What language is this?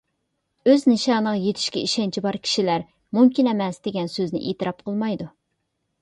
Uyghur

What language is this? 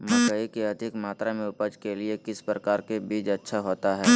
Magahi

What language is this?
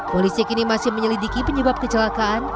Indonesian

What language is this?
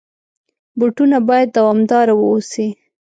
Pashto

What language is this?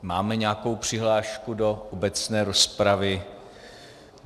Czech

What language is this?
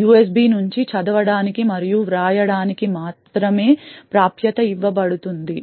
Telugu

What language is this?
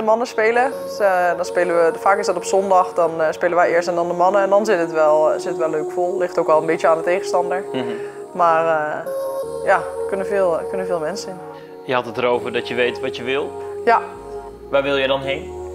Dutch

